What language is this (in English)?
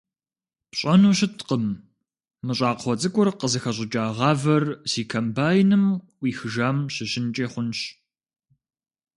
Kabardian